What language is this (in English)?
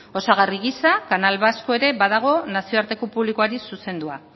Basque